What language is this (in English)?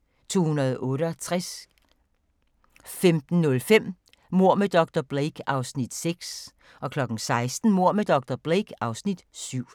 Danish